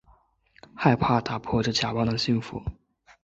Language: Chinese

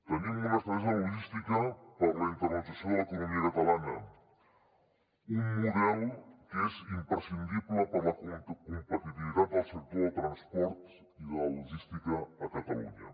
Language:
Catalan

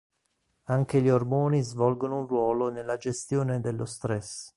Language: Italian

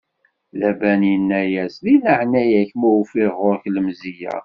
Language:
Kabyle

